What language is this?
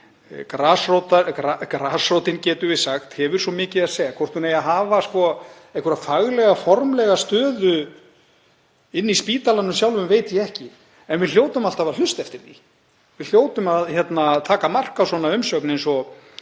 Icelandic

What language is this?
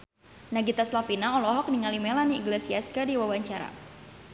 Sundanese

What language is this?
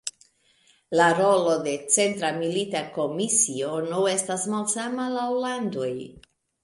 Esperanto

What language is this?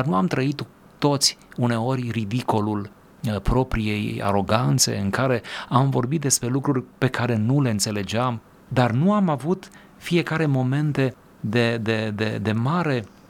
Romanian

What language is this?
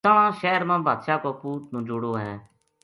Gujari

